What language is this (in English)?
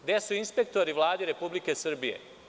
Serbian